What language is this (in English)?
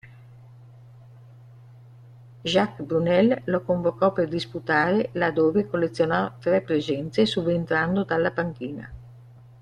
Italian